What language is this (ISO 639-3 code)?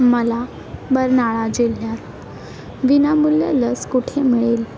mar